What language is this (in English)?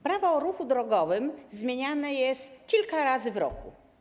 Polish